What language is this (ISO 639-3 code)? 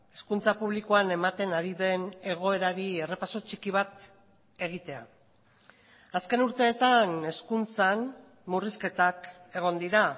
eus